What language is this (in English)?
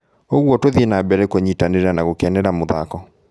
Kikuyu